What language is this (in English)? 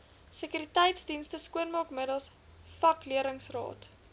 Afrikaans